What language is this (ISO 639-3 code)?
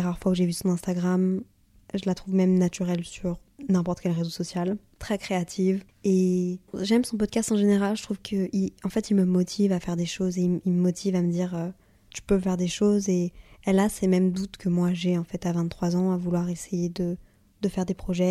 fra